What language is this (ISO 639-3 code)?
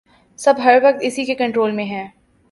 urd